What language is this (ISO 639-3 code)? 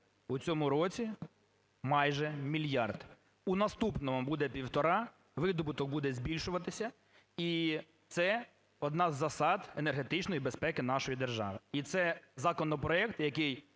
ukr